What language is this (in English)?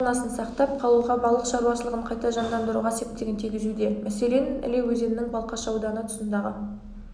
Kazakh